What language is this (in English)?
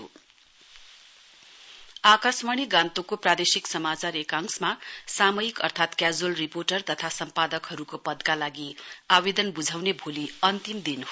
Nepali